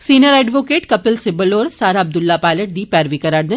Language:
Dogri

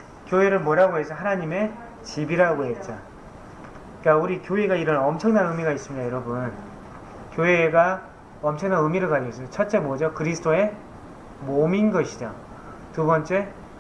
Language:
Korean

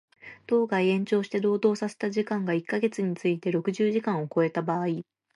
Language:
Japanese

